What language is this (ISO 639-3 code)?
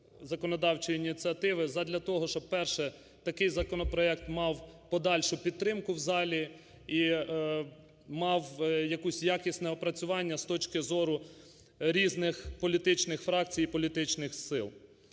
ukr